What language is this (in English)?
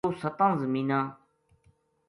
Gujari